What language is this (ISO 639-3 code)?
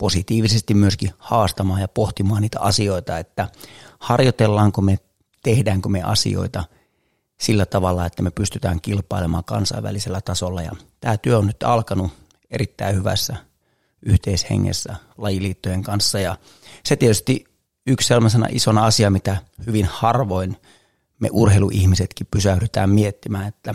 fin